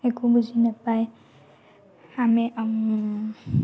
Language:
Assamese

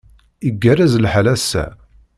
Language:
Kabyle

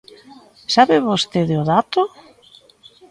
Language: Galician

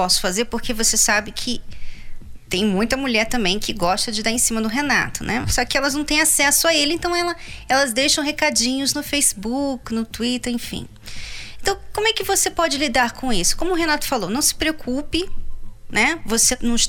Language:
Portuguese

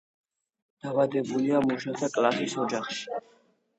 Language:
Georgian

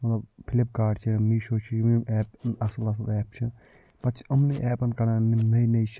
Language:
Kashmiri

